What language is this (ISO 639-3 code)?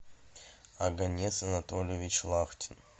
rus